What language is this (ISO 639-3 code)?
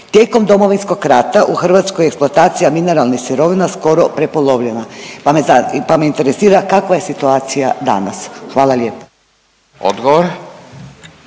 hrv